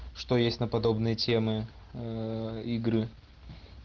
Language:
Russian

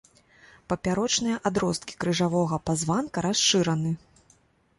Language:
Belarusian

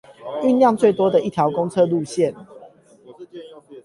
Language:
Chinese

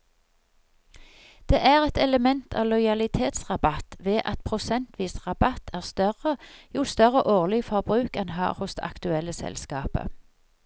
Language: Norwegian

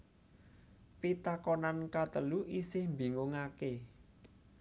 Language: Javanese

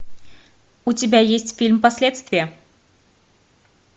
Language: Russian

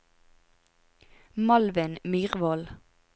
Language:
Norwegian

